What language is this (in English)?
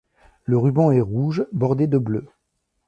French